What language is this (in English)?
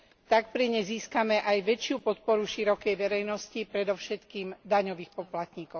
Slovak